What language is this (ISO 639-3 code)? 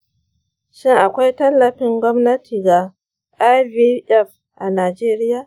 hau